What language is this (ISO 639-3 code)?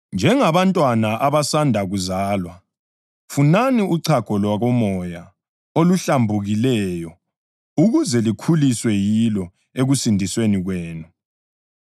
nde